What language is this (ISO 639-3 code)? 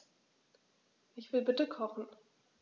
deu